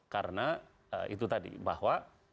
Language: Indonesian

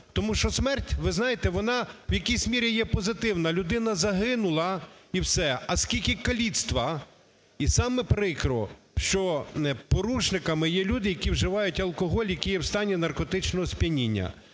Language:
Ukrainian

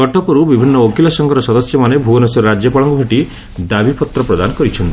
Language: Odia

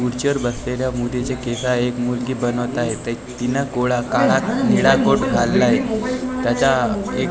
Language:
Marathi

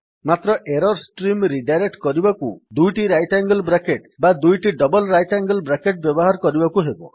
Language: Odia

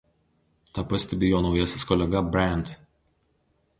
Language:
Lithuanian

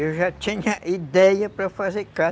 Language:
Portuguese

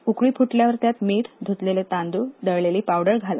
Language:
Marathi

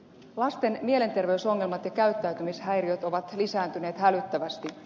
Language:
Finnish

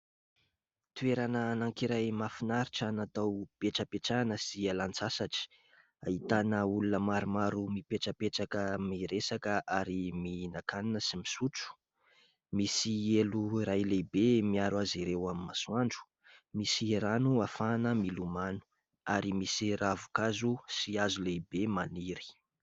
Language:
Malagasy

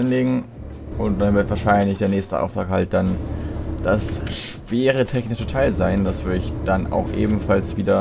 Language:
German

